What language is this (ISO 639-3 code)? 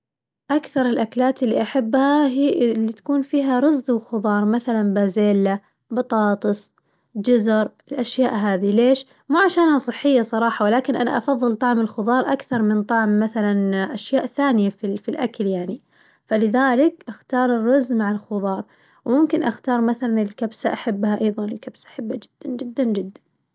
ars